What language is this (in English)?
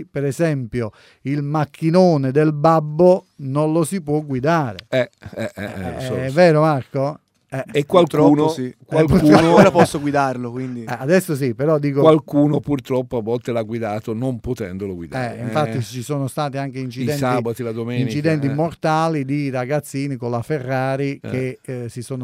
Italian